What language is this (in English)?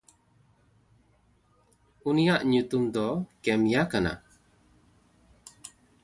Santali